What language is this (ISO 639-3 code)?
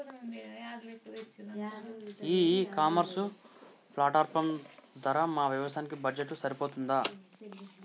tel